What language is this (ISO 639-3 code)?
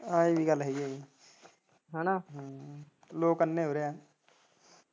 pan